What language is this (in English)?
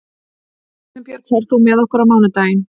Icelandic